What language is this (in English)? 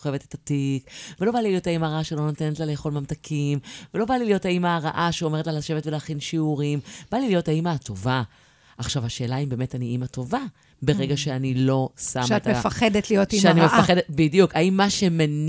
Hebrew